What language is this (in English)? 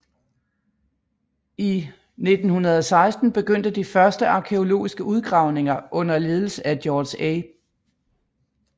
Danish